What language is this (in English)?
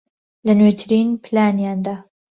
Central Kurdish